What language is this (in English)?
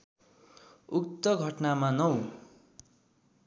Nepali